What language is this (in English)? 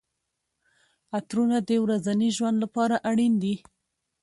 Pashto